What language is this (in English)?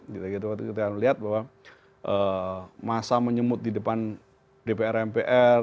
Indonesian